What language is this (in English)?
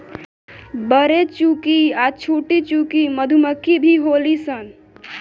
Bhojpuri